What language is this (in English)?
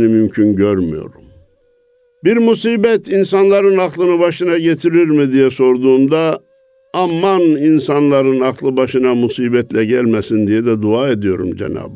Turkish